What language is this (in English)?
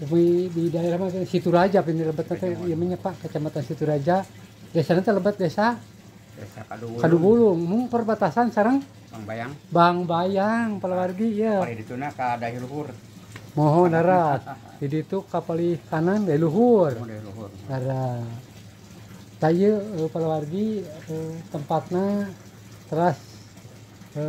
Indonesian